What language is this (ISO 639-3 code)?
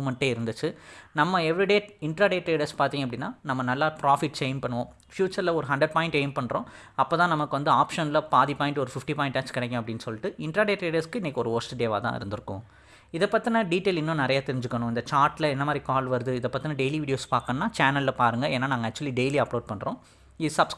tam